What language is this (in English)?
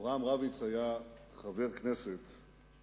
Hebrew